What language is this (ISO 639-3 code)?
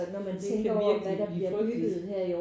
dan